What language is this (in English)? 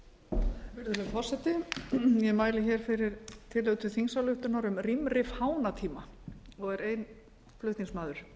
Icelandic